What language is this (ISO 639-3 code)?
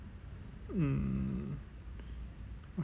eng